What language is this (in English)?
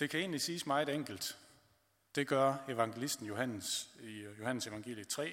Danish